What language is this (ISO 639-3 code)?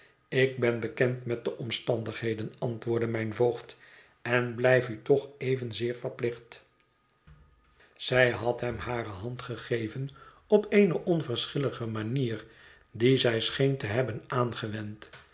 nld